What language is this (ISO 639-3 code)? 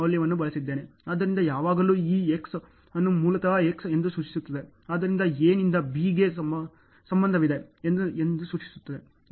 kan